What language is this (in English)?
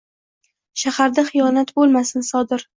Uzbek